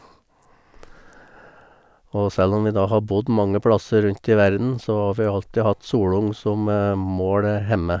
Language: Norwegian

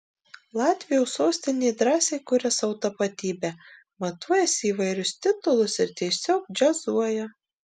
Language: Lithuanian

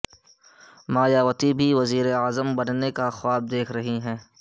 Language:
Urdu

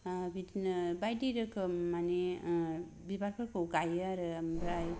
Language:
Bodo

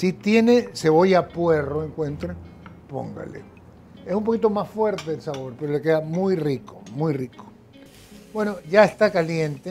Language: Spanish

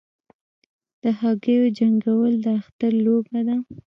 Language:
Pashto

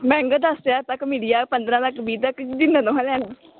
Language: Dogri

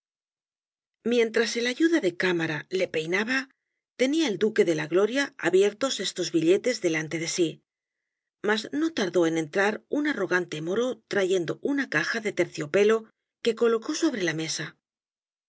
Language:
Spanish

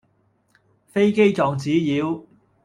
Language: Cantonese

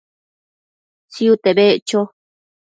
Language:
Matsés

